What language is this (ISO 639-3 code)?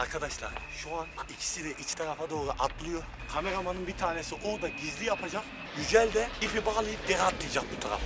tur